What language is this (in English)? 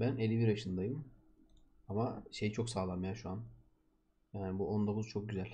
Turkish